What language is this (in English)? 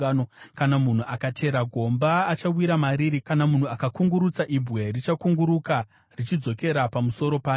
Shona